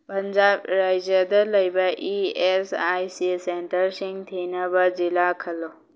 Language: Manipuri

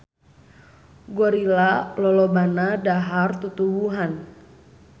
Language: Sundanese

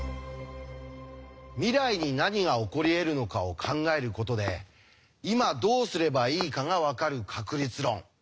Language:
Japanese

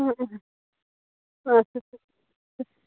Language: Kashmiri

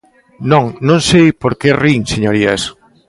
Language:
Galician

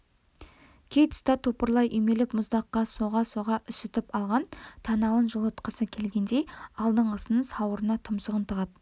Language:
Kazakh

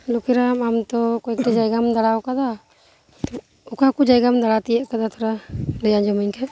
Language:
Santali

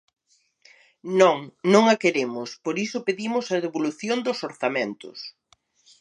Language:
Galician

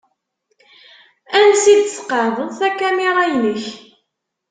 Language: Kabyle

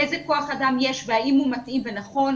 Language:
Hebrew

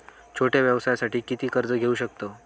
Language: Marathi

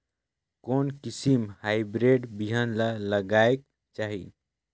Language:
Chhattisgarhi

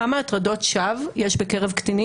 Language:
Hebrew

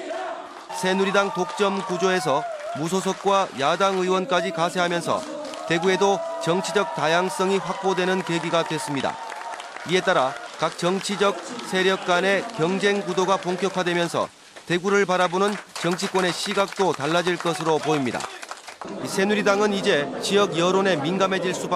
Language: Korean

